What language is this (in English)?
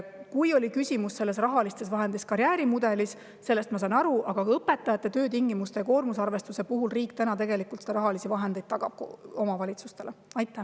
Estonian